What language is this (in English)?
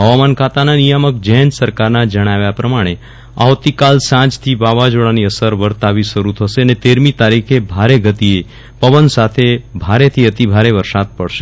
Gujarati